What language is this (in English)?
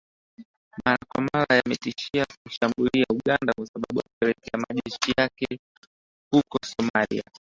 Swahili